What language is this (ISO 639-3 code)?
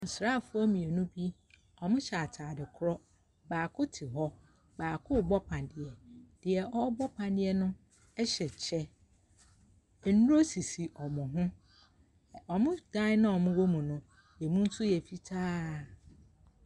aka